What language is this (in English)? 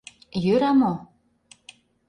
Mari